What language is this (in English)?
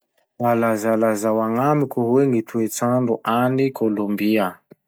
Masikoro Malagasy